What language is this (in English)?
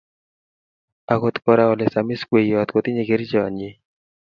Kalenjin